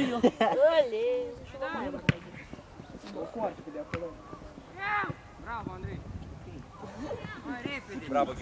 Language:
Romanian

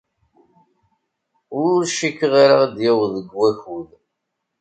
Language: Kabyle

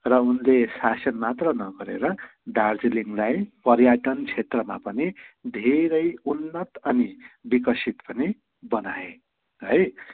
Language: Nepali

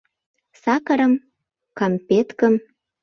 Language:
Mari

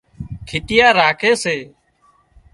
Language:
Wadiyara Koli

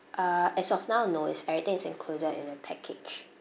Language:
English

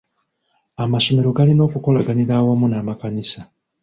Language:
Ganda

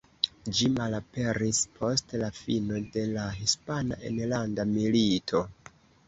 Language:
Esperanto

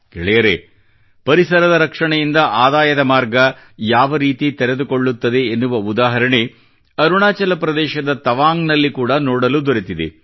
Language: Kannada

